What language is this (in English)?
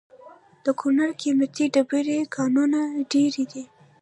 Pashto